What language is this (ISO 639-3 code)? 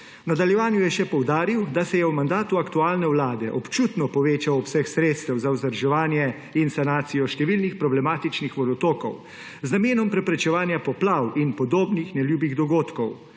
slv